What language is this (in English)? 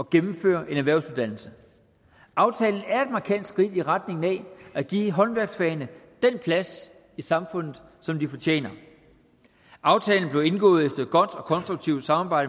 Danish